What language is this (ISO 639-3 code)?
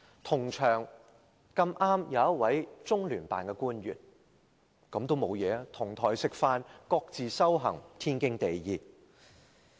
yue